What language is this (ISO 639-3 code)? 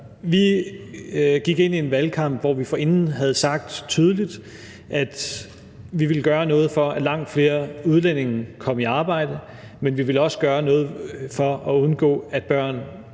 dan